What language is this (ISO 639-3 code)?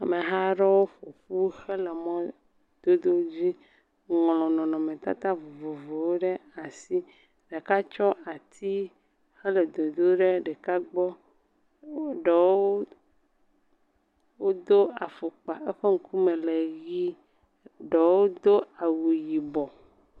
ewe